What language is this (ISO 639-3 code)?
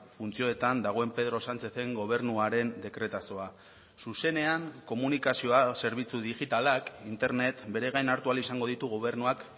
eus